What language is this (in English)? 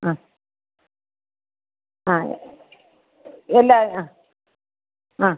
Malayalam